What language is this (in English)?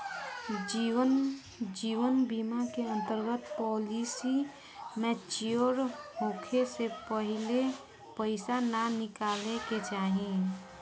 Bhojpuri